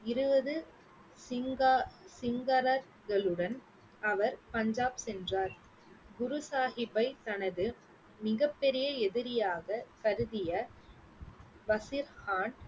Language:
Tamil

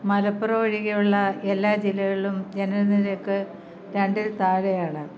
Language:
Malayalam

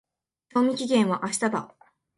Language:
Japanese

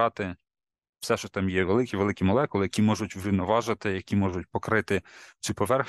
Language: Ukrainian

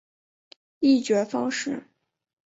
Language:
Chinese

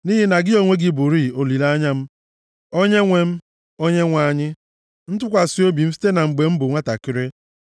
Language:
Igbo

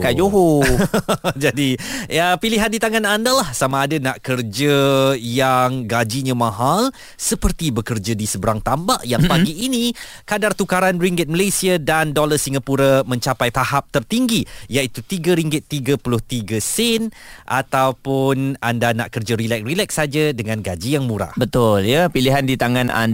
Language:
Malay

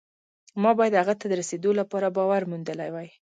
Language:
Pashto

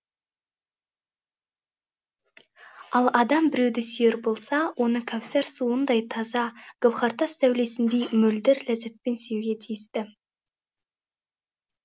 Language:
Kazakh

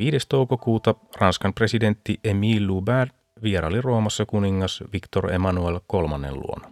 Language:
Finnish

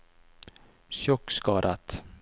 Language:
Norwegian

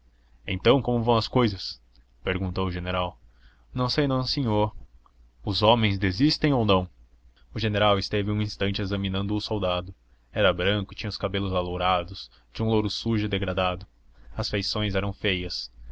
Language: Portuguese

